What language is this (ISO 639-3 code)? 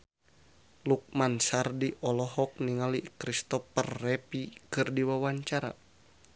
sun